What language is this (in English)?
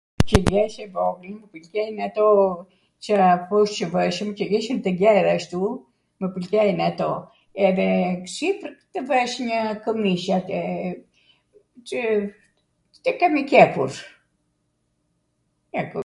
Arvanitika Albanian